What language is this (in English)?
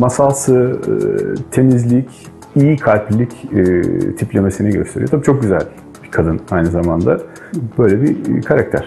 Turkish